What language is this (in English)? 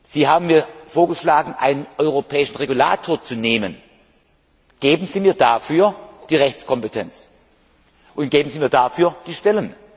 German